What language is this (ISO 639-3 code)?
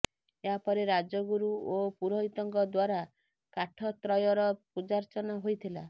ori